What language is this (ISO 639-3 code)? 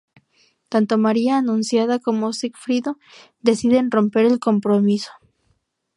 spa